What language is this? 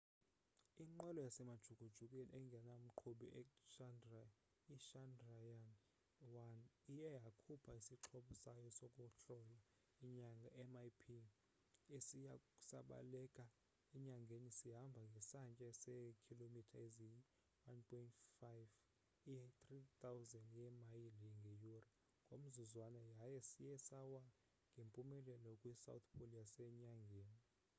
Xhosa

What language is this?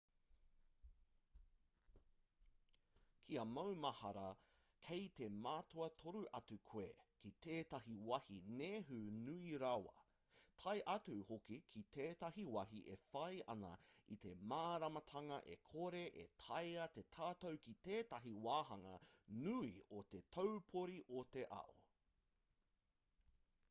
Māori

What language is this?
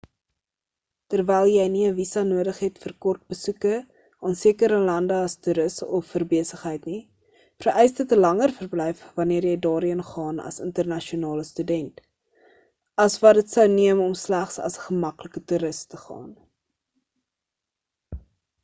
Afrikaans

